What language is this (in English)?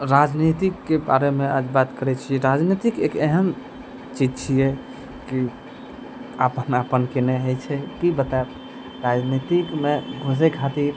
Maithili